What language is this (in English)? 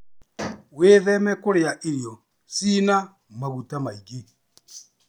Kikuyu